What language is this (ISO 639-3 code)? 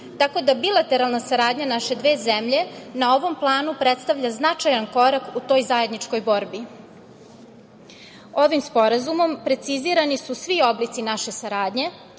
srp